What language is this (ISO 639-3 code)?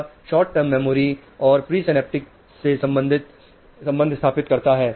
hin